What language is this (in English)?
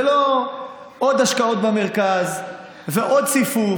Hebrew